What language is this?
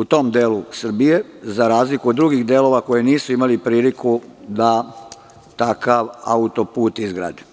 Serbian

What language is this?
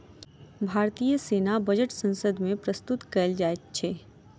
Maithili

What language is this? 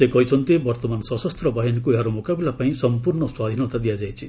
Odia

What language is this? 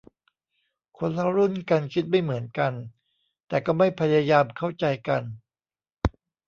Thai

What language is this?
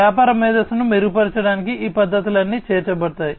Telugu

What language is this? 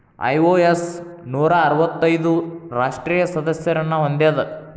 Kannada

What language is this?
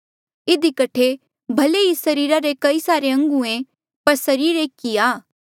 Mandeali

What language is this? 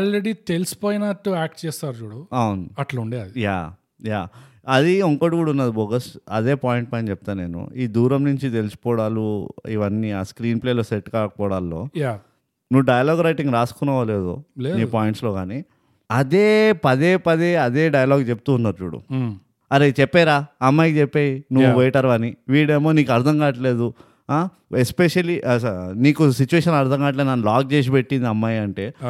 Telugu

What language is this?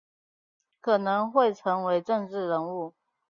Chinese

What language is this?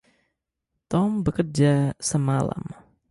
Indonesian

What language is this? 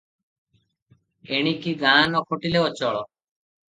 Odia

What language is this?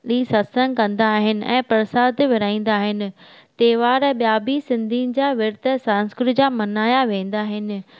Sindhi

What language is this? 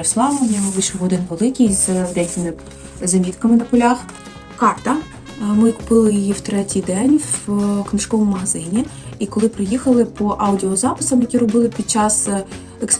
Ukrainian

